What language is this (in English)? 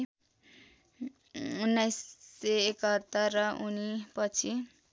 Nepali